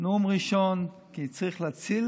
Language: Hebrew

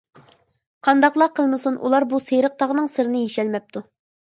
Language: Uyghur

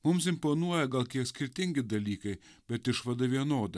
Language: Lithuanian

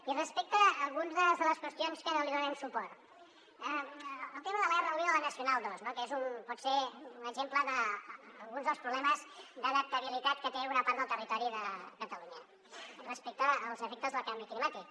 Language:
Catalan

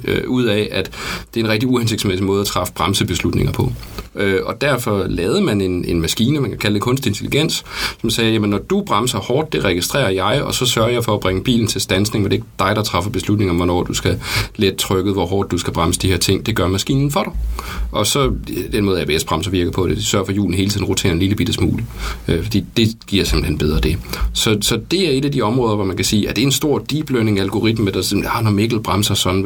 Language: Danish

